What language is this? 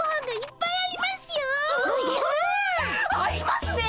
Japanese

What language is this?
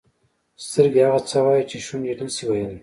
Pashto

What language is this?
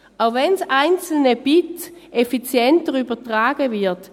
Swiss German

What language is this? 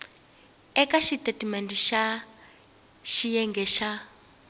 Tsonga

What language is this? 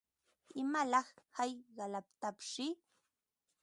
Ambo-Pasco Quechua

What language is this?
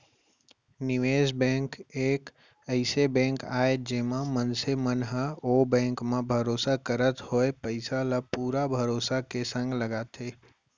Chhattisgarhi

